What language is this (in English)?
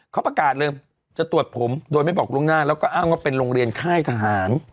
Thai